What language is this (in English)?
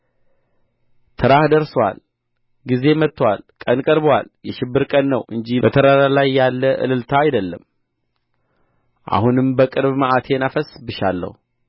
Amharic